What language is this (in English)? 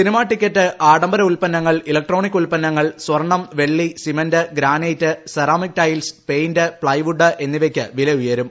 Malayalam